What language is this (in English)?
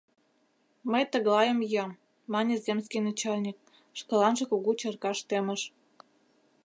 Mari